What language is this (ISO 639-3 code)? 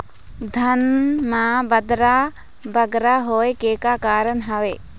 hne